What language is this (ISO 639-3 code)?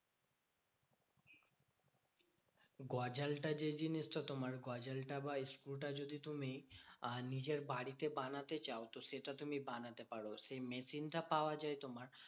ben